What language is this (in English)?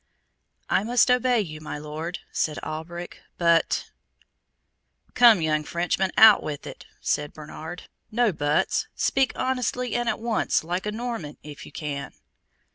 English